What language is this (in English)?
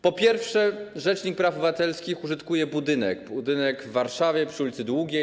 Polish